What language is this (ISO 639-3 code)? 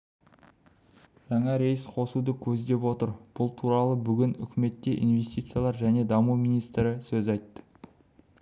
kaz